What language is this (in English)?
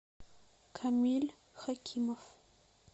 Russian